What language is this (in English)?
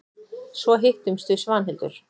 Icelandic